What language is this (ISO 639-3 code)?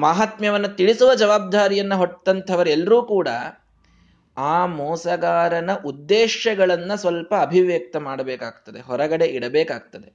kan